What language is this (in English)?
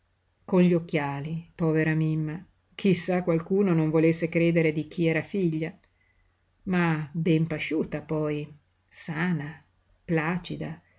Italian